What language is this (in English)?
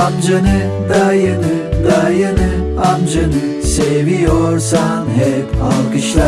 Turkish